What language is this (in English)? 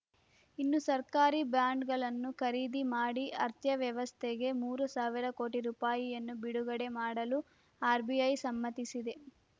Kannada